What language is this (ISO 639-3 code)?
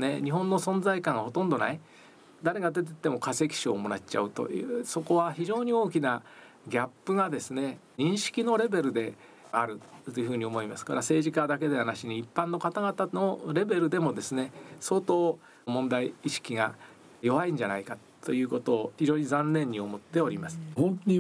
jpn